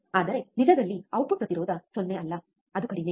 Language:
Kannada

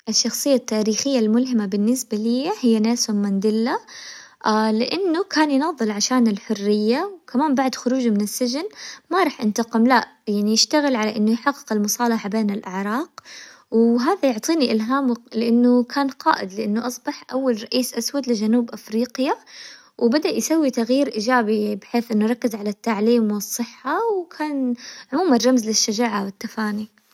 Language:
Hijazi Arabic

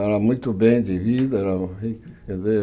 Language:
Portuguese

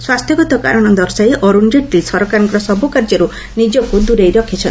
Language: Odia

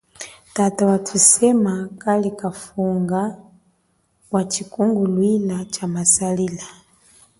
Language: Chokwe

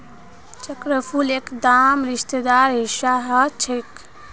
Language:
Magahi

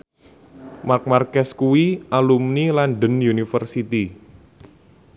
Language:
Javanese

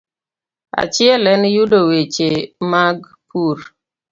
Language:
Luo (Kenya and Tanzania)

